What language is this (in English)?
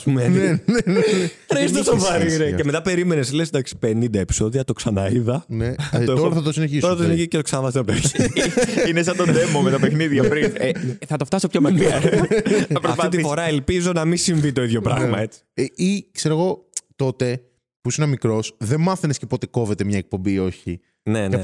Greek